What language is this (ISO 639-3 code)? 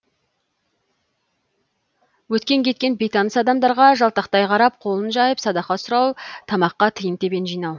kaz